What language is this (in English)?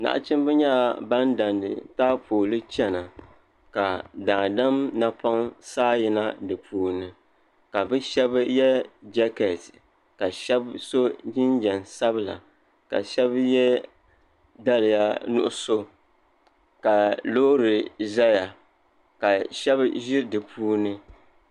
Dagbani